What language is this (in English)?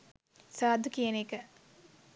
Sinhala